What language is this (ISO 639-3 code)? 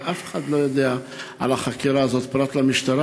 heb